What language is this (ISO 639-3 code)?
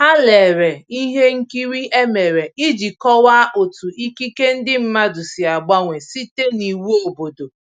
ibo